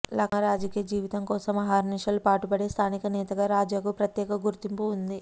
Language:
Telugu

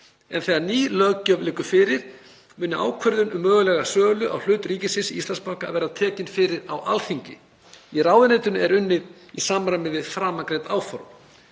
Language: Icelandic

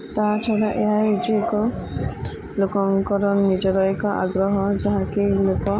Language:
Odia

